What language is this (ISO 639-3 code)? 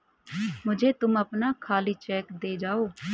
hin